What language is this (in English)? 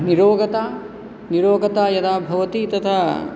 Sanskrit